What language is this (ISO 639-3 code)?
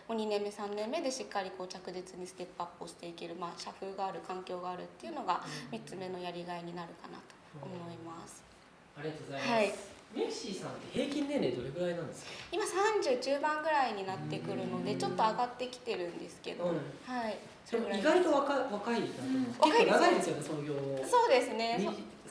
jpn